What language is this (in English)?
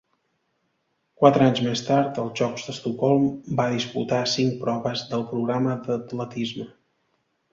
Catalan